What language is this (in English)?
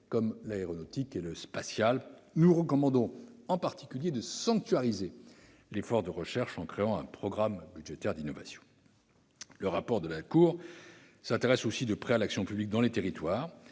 French